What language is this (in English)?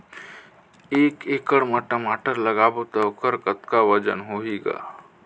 Chhattisgarhi